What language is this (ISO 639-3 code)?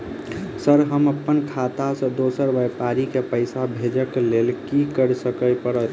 mai